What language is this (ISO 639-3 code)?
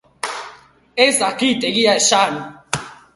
eus